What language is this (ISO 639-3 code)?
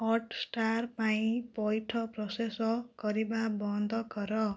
ori